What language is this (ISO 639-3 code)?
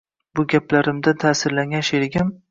uzb